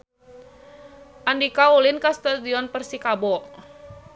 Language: Sundanese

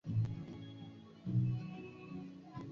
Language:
Swahili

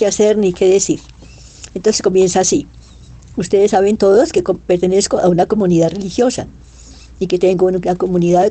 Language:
Spanish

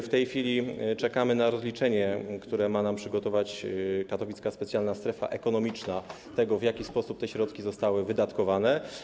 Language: Polish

